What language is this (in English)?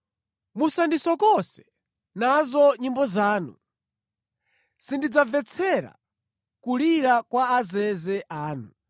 Nyanja